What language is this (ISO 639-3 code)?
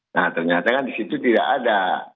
ind